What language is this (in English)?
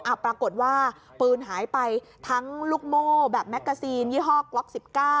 Thai